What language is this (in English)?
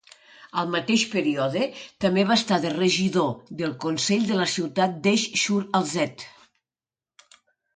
Catalan